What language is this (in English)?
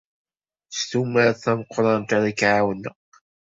Kabyle